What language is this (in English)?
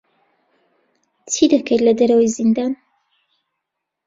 Central Kurdish